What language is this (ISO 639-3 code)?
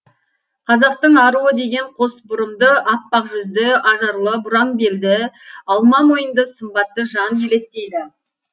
kaz